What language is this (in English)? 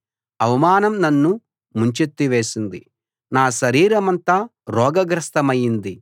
Telugu